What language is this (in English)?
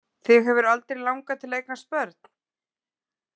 Icelandic